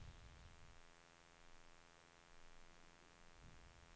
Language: Swedish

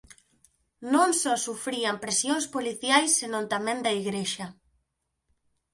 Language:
Galician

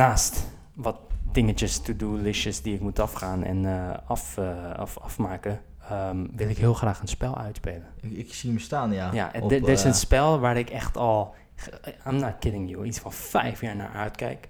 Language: Dutch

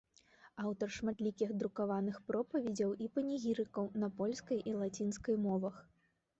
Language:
Belarusian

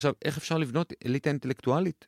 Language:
Hebrew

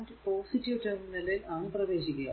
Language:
Malayalam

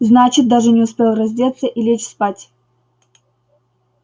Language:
Russian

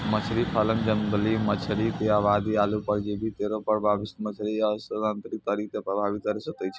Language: Maithili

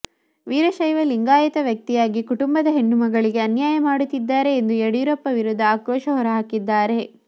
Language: Kannada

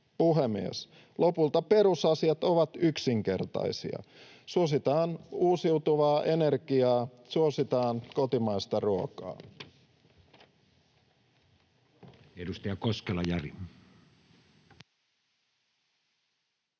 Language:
Finnish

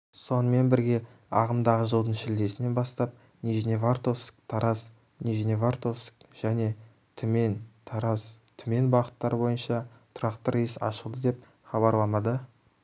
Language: Kazakh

